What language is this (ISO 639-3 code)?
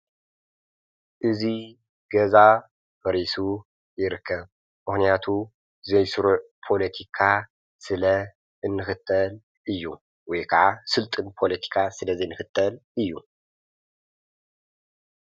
tir